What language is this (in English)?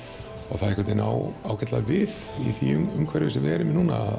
Icelandic